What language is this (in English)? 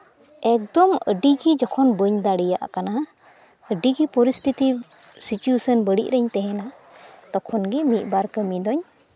Santali